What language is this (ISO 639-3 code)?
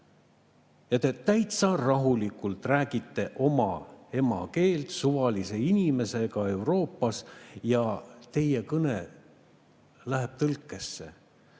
est